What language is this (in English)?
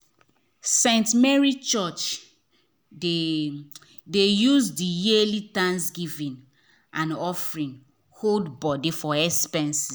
Nigerian Pidgin